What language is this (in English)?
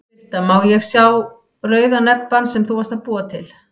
Icelandic